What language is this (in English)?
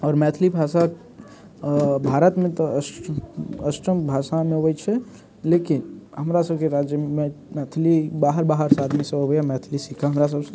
Maithili